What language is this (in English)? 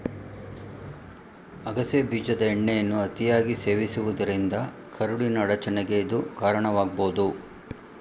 Kannada